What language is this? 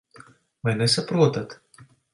Latvian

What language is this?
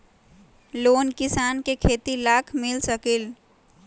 Magahi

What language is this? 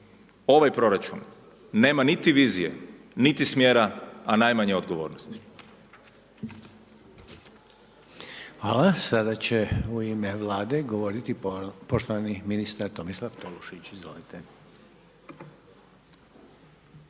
Croatian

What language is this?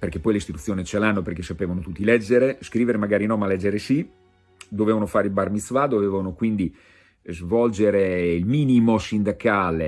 Italian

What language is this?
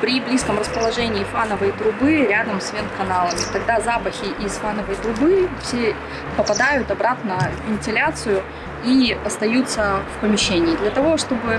Russian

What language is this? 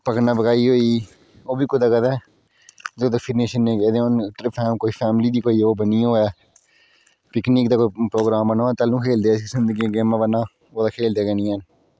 Dogri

